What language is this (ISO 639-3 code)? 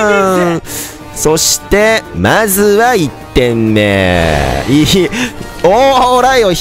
jpn